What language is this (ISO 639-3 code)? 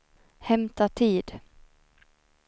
swe